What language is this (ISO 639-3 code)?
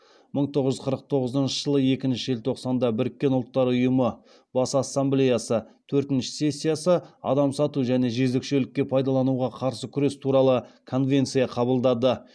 kaz